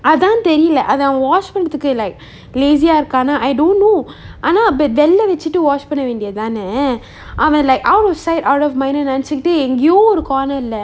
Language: English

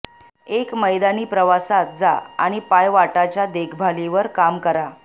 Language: Marathi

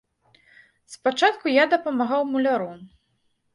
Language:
Belarusian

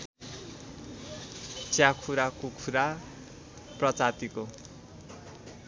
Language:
Nepali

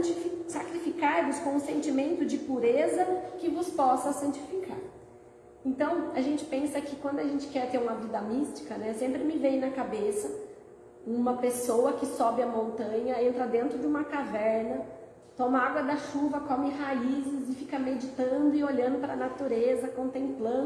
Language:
Portuguese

